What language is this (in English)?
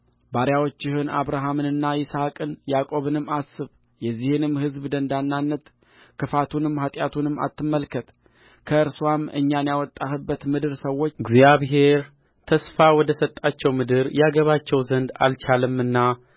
Amharic